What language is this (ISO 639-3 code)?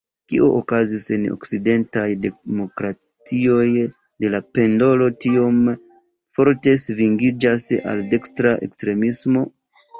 epo